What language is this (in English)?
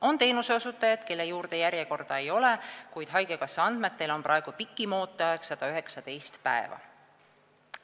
Estonian